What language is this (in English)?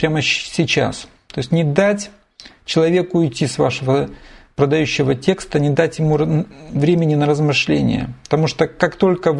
Russian